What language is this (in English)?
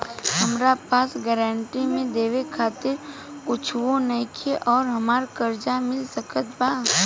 Bhojpuri